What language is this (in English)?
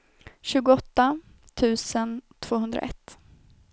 Swedish